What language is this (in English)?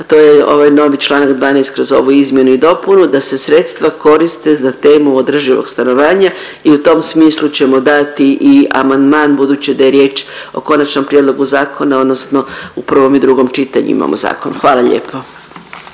Croatian